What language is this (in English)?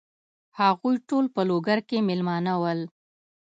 Pashto